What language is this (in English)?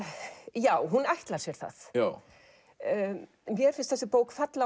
Icelandic